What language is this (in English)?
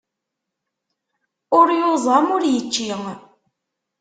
Kabyle